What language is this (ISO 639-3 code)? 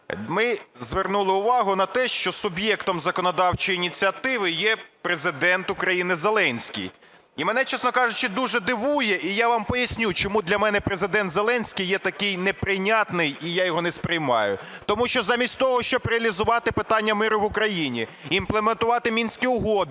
ukr